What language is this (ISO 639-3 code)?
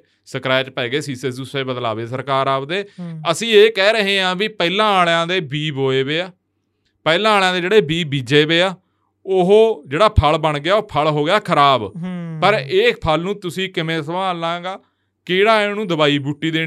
pan